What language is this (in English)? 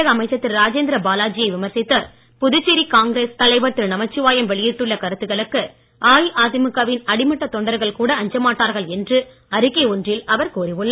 Tamil